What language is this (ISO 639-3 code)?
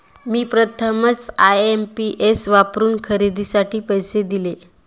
mar